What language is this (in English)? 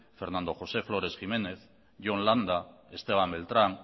Basque